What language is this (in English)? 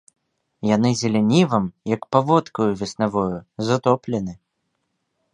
Belarusian